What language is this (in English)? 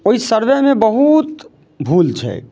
Maithili